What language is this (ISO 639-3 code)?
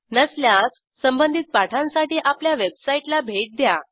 mar